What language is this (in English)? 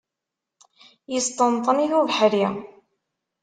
Kabyle